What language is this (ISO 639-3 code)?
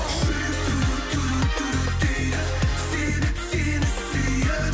kaz